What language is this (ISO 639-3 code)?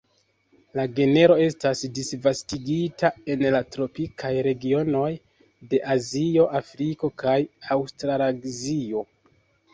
epo